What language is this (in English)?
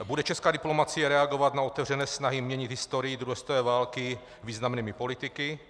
Czech